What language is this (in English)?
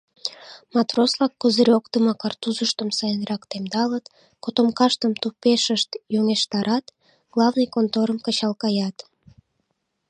Mari